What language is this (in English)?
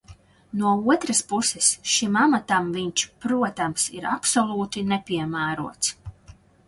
Latvian